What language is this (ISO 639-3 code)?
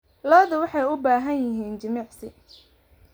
som